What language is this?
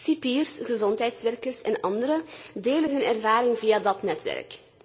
Dutch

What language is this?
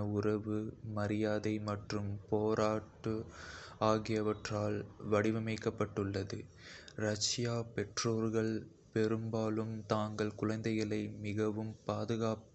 Kota (India)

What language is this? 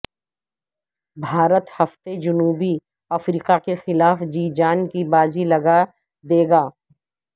Urdu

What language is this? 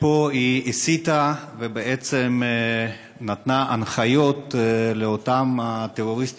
Hebrew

